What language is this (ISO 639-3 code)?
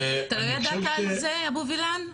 heb